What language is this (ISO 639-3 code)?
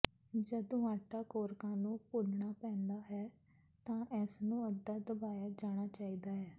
pan